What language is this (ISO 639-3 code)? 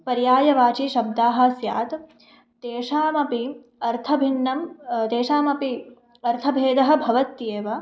san